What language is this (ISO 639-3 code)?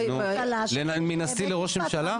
heb